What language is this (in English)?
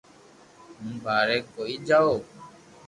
Loarki